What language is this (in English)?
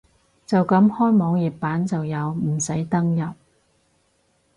Cantonese